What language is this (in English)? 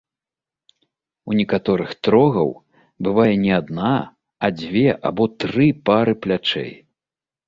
Belarusian